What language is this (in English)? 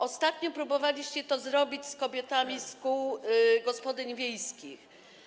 Polish